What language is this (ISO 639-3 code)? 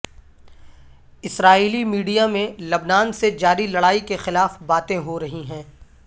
urd